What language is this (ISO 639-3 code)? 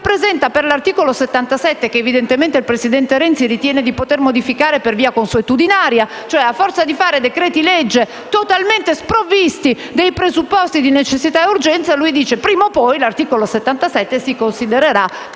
ita